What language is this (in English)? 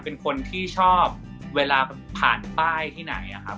Thai